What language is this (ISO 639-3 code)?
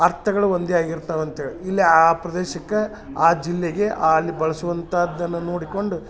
kan